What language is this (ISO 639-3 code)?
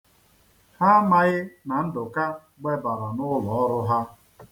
ibo